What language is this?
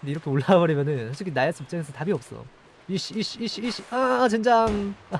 Korean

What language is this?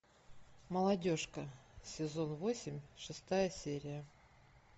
Russian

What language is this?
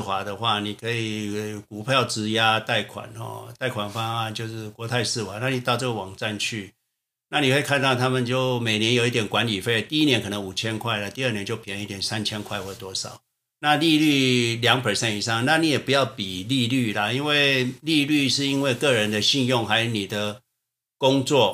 Chinese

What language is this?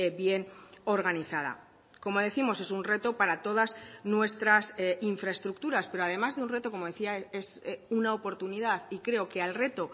Spanish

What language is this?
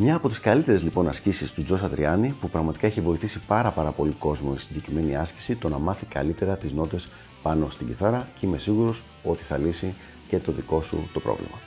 Greek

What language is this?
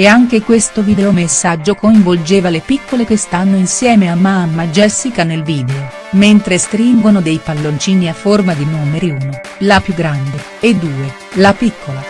Italian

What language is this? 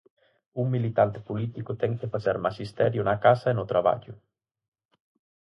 Galician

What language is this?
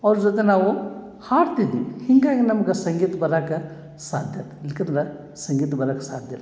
Kannada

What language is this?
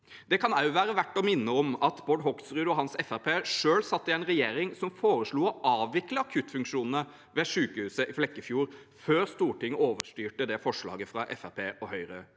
Norwegian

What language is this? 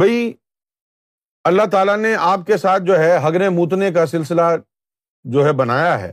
Urdu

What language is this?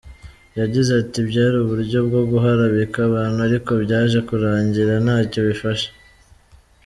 Kinyarwanda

